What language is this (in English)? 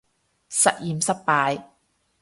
Cantonese